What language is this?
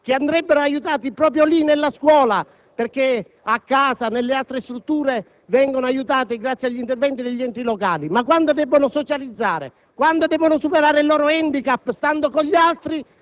Italian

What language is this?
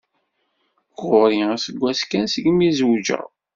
Kabyle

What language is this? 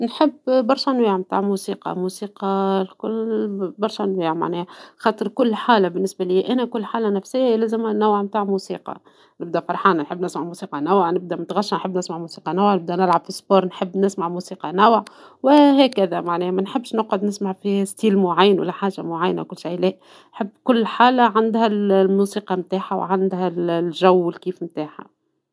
Tunisian Arabic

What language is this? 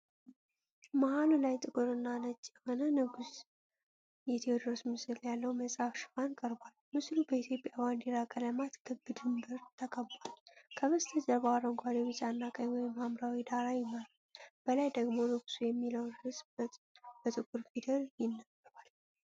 Amharic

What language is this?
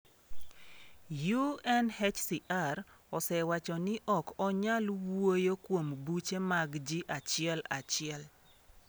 Luo (Kenya and Tanzania)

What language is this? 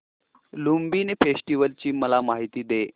Marathi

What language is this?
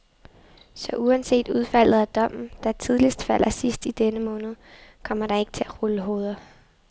Danish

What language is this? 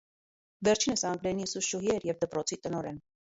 Armenian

